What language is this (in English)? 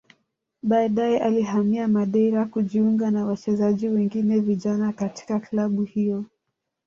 Swahili